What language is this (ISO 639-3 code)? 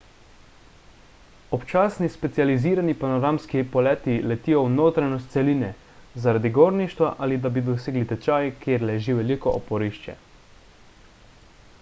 slv